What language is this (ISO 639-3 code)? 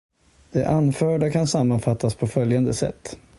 swe